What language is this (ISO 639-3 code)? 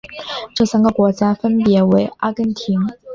zho